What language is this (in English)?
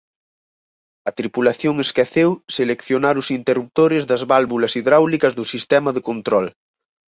Galician